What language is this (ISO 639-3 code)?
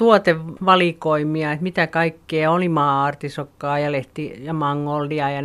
fin